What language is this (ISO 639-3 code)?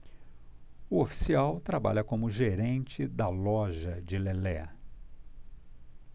por